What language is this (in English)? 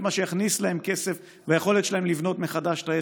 Hebrew